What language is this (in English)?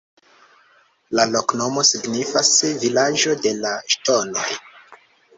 Esperanto